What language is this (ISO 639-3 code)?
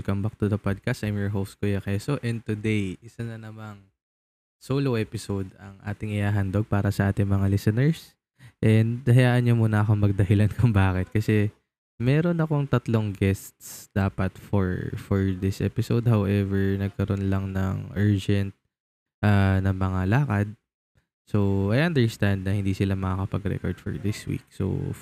fil